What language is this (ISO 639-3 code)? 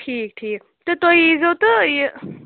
kas